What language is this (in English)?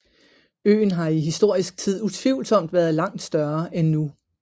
Danish